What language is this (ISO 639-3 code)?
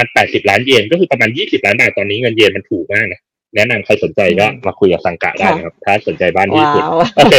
tha